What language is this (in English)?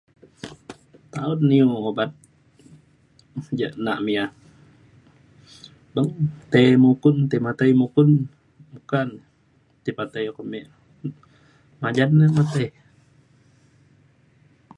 Mainstream Kenyah